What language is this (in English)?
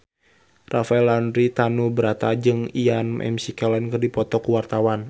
Sundanese